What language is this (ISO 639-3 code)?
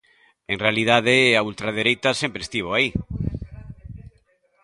glg